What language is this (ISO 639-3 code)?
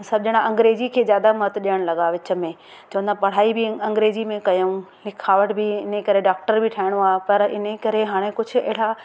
snd